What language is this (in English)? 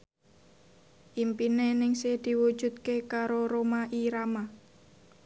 Javanese